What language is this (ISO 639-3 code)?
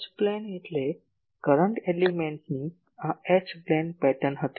guj